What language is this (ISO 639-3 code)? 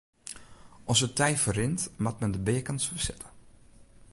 fry